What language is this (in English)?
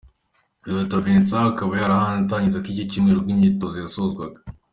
Kinyarwanda